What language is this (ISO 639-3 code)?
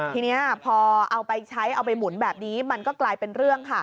tha